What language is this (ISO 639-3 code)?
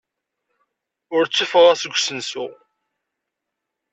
kab